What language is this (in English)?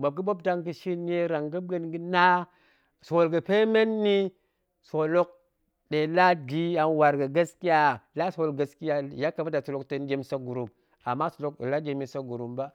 Goemai